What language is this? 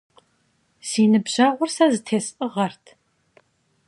Kabardian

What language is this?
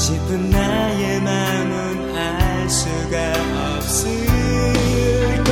Korean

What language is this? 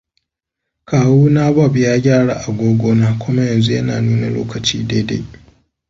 Hausa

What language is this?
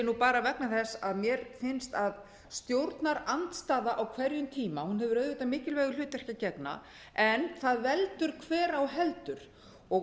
Icelandic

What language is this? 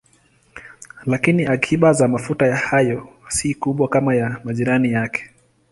Swahili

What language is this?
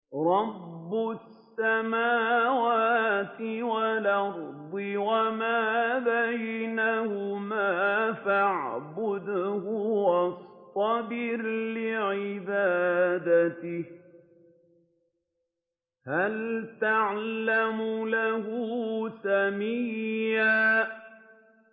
Arabic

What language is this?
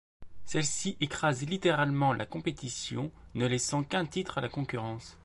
French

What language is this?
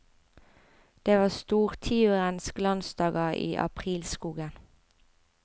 Norwegian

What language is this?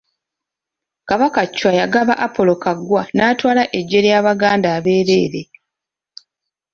Ganda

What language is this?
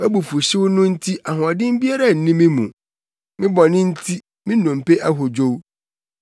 Akan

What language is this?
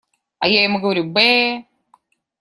Russian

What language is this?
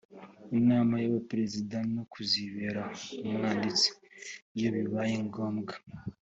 Kinyarwanda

